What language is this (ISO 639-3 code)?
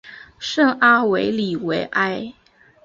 zho